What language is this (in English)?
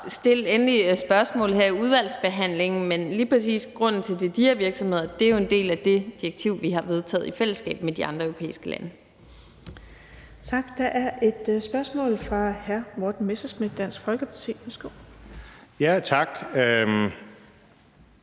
Danish